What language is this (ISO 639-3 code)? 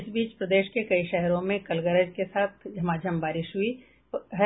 hin